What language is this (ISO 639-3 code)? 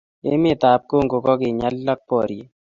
kln